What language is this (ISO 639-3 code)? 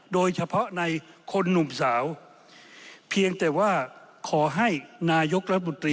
tha